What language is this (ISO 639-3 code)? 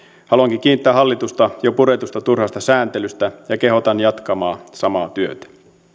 fin